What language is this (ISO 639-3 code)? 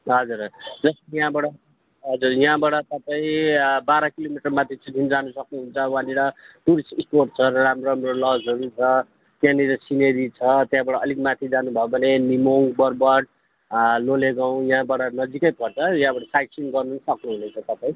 nep